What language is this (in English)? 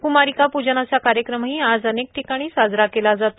Marathi